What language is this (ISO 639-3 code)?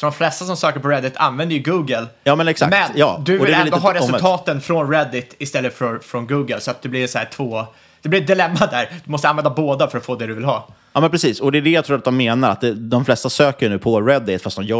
swe